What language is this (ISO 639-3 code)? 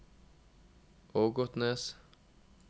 nor